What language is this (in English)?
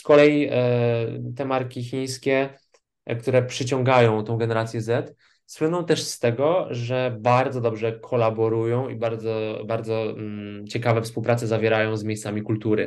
Polish